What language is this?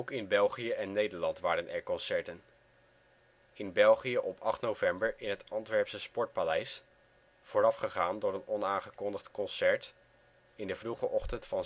Dutch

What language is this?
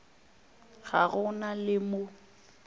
Northern Sotho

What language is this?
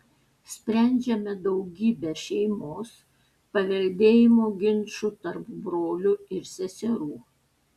Lithuanian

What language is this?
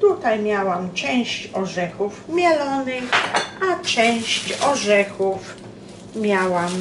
Polish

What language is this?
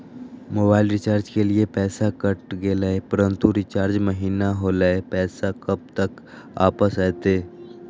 Magahi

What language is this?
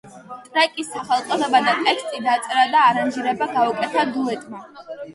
Georgian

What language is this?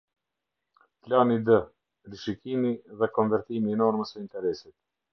Albanian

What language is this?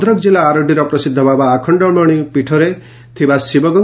Odia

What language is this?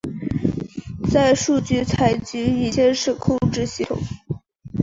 Chinese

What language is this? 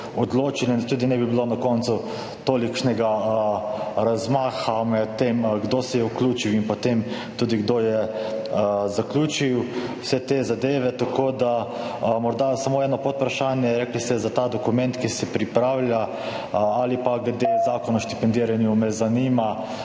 Slovenian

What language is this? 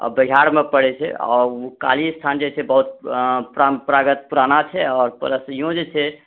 Maithili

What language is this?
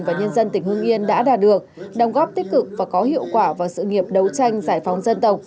Vietnamese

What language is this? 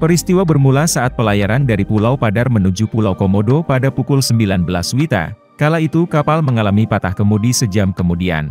Indonesian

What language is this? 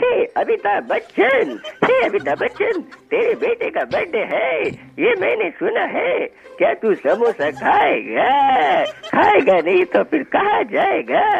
Hindi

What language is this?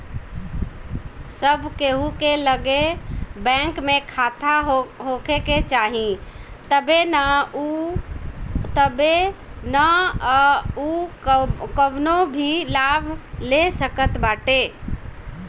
Bhojpuri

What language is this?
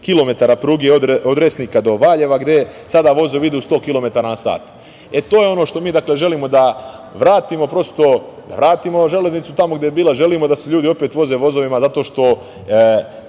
Serbian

